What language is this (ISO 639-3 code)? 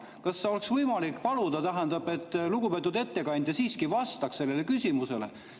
est